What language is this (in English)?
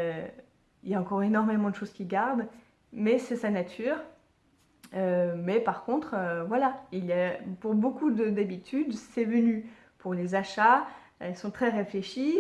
French